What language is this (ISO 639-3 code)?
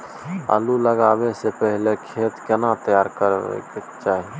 mai